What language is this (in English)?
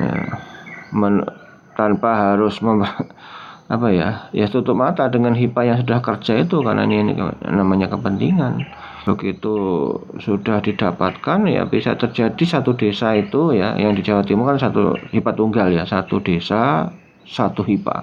Indonesian